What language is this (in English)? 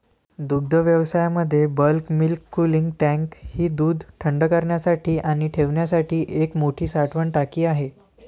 Marathi